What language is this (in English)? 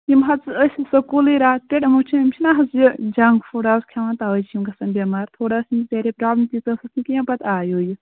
Kashmiri